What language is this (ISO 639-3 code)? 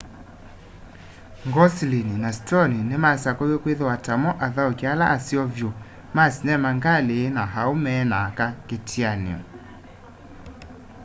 kam